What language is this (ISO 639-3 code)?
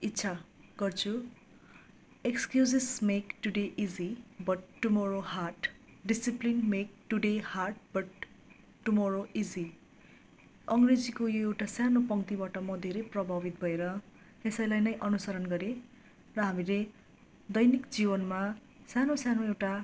nep